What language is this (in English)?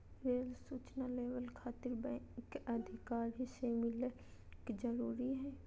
Magahi